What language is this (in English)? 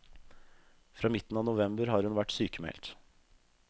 Norwegian